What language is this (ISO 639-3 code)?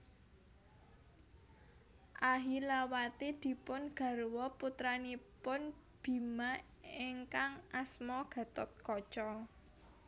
jav